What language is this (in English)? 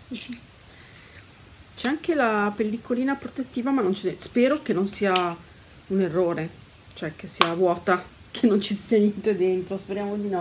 Italian